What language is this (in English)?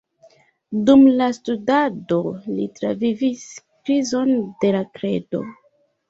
Esperanto